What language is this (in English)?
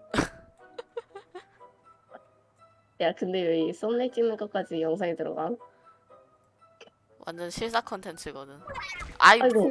Korean